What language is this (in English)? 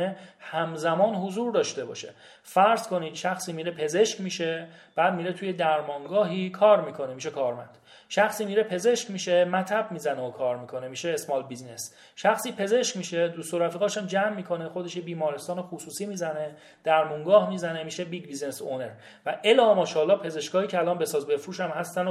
Persian